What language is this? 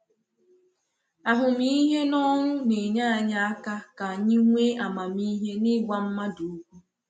Igbo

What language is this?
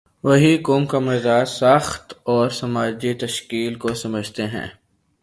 Urdu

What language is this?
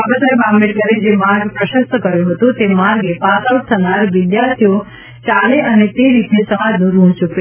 Gujarati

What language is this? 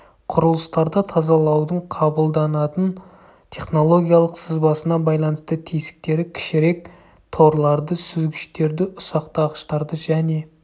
Kazakh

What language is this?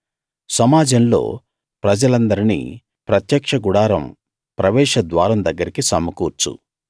Telugu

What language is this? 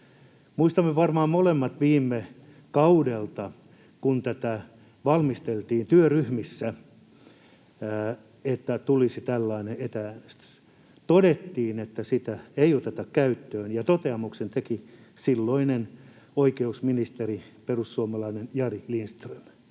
Finnish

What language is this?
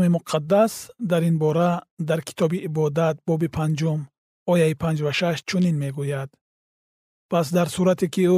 Persian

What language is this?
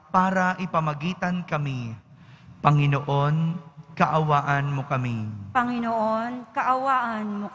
Filipino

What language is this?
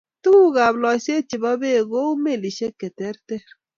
Kalenjin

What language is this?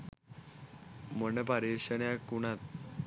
Sinhala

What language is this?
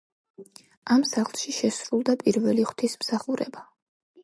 Georgian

